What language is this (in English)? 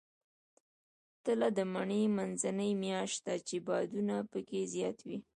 Pashto